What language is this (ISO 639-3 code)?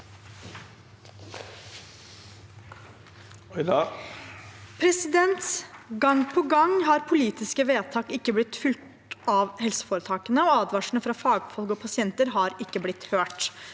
nor